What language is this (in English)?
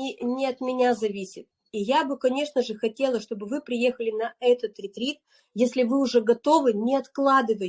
Russian